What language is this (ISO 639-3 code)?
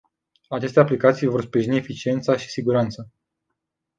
ron